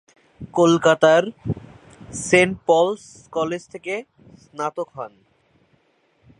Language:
Bangla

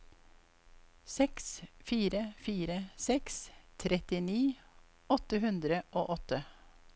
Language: Norwegian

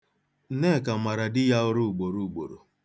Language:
Igbo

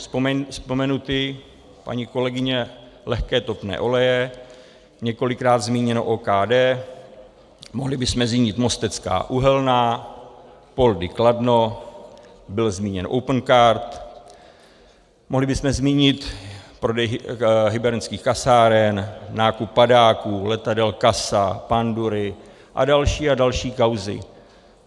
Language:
Czech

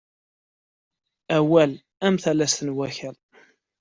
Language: Kabyle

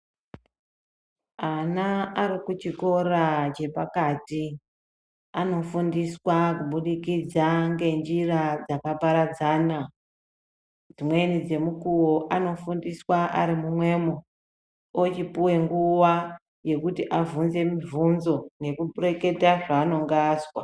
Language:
Ndau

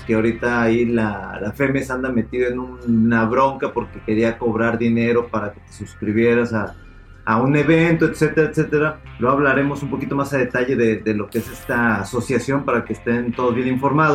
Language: Spanish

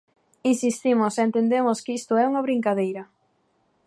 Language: Galician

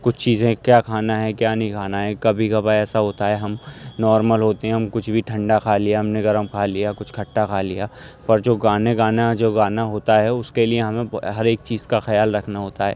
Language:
Urdu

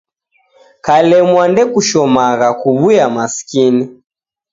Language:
Taita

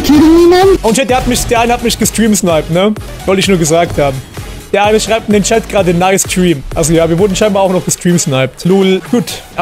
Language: German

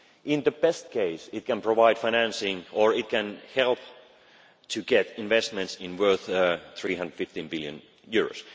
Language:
English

